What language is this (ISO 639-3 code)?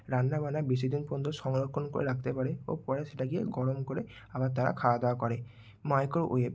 ben